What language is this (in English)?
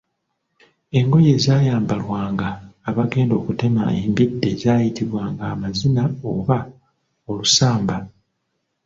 Ganda